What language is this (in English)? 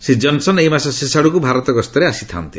Odia